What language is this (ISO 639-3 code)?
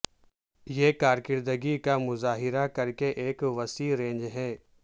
urd